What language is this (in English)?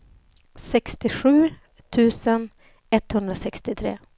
Swedish